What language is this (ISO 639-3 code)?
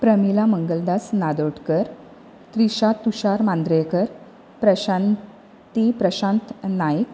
kok